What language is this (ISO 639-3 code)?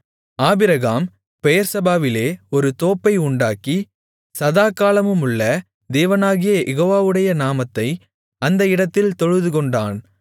tam